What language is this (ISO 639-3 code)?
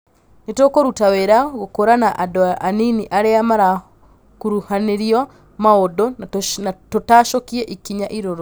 kik